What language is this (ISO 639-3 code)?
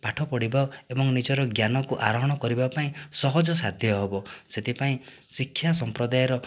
ori